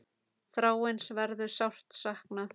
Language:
Icelandic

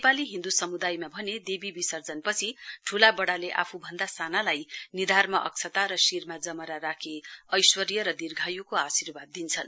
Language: Nepali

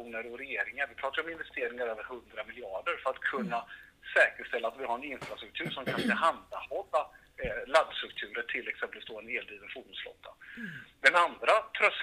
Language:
Swedish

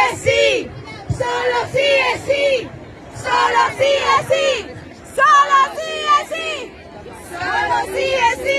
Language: Spanish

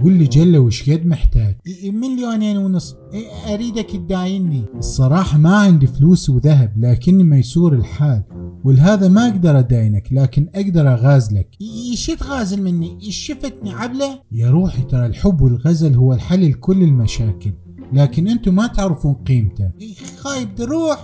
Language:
Arabic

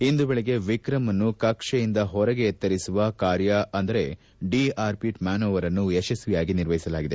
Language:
Kannada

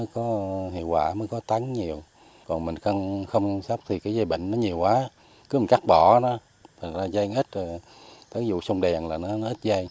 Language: Vietnamese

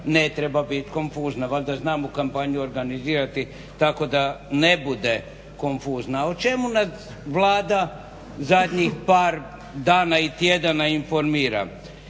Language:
Croatian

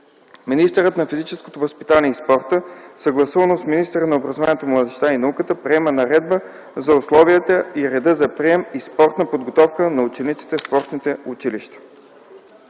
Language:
Bulgarian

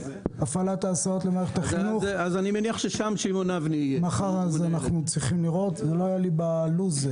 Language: Hebrew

